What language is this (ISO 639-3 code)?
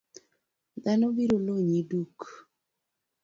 luo